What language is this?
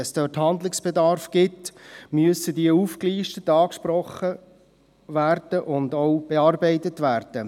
Swiss German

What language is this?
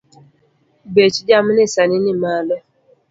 Luo (Kenya and Tanzania)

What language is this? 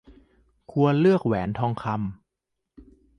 Thai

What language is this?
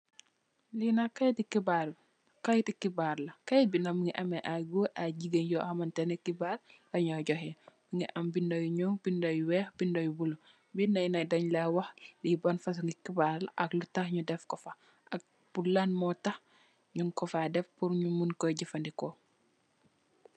Wolof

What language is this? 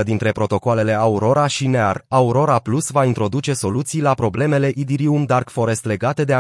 Romanian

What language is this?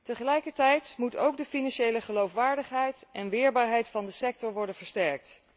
Dutch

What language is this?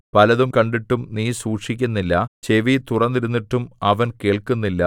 Malayalam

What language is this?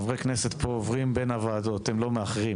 Hebrew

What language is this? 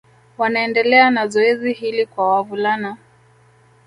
Swahili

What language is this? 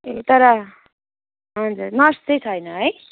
Nepali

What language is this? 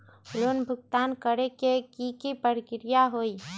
Magahi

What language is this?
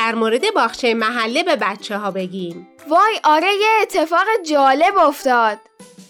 Persian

